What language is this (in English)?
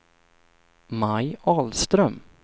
Swedish